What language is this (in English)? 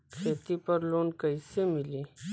Bhojpuri